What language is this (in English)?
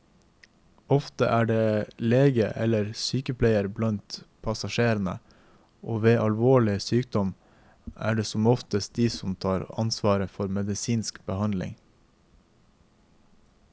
Norwegian